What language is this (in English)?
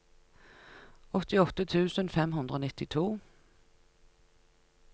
Norwegian